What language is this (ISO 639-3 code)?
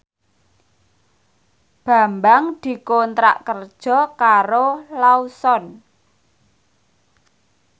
jav